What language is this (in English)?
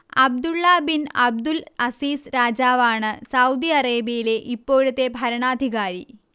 Malayalam